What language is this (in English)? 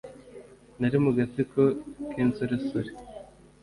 Kinyarwanda